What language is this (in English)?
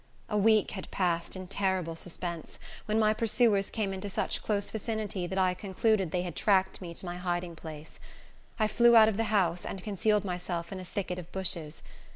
English